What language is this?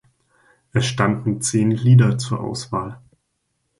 German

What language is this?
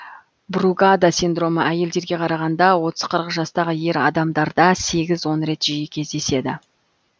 Kazakh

